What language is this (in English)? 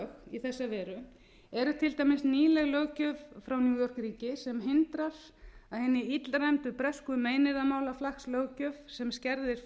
Icelandic